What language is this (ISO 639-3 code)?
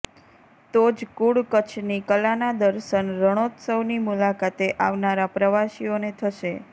guj